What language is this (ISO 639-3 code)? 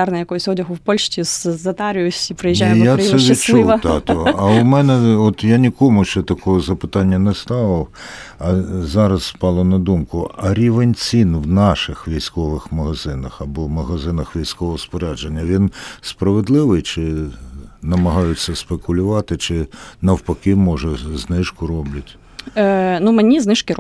ukr